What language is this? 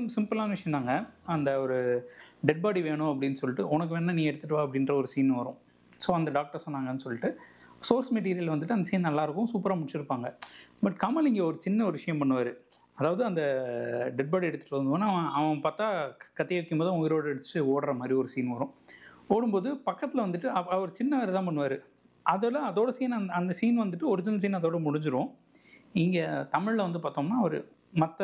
Tamil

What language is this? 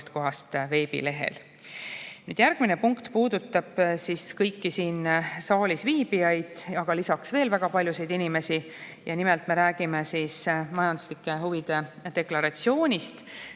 Estonian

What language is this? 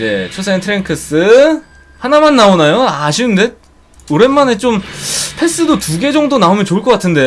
Korean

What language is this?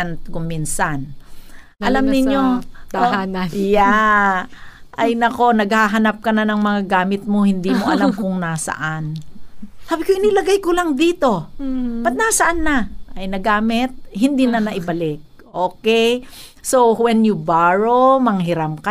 Filipino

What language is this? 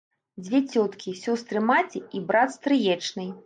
Belarusian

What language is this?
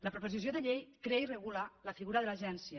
Catalan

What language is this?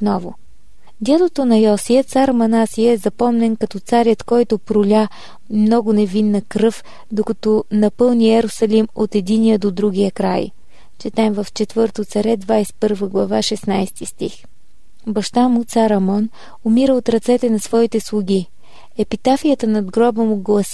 Bulgarian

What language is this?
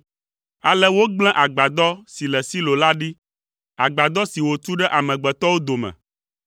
Ewe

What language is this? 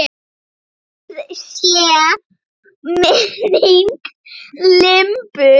Icelandic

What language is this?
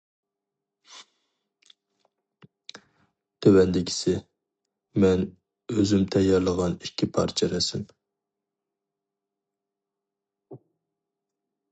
Uyghur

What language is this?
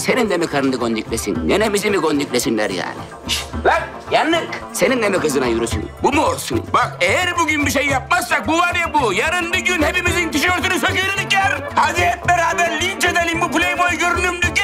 Turkish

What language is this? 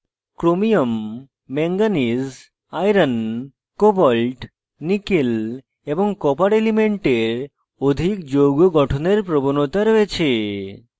Bangla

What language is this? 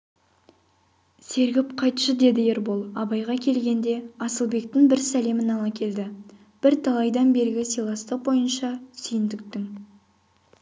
Kazakh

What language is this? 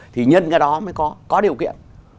Vietnamese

